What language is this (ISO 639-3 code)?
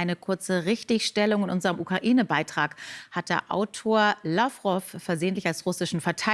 deu